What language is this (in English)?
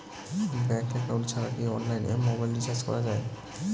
Bangla